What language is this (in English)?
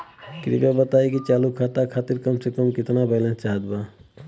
Bhojpuri